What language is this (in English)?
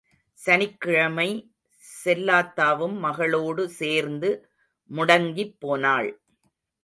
Tamil